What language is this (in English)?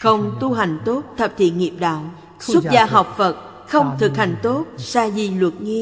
Vietnamese